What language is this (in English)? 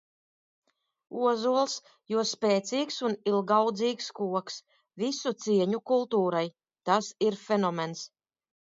Latvian